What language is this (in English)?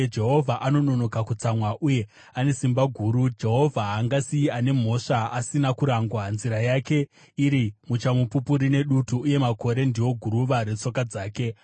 Shona